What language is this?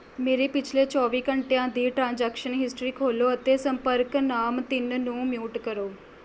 Punjabi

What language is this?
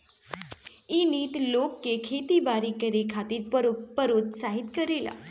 Bhojpuri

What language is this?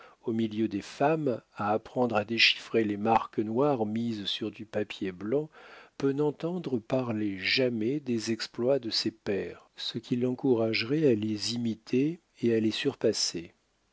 French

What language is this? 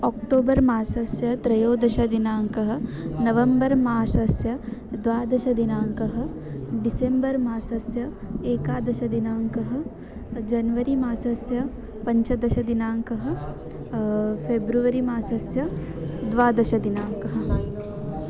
Sanskrit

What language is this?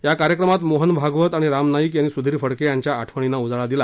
Marathi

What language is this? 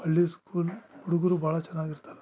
Kannada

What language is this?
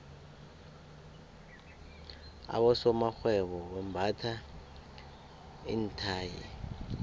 South Ndebele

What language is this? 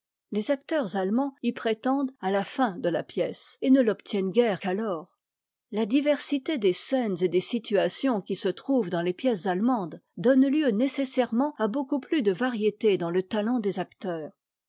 French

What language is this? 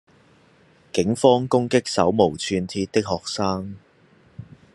Cantonese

